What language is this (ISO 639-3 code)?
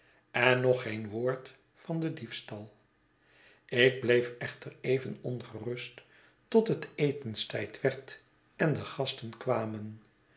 nld